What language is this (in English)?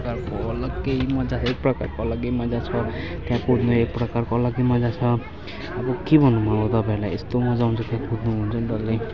Nepali